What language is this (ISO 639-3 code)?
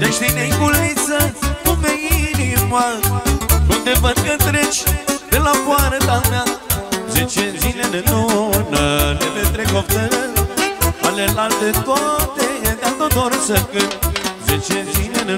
ron